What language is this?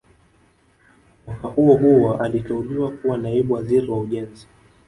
Swahili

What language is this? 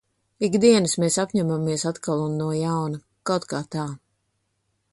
Latvian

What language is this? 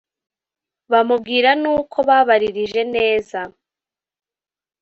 Kinyarwanda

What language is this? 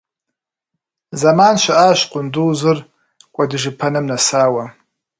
Kabardian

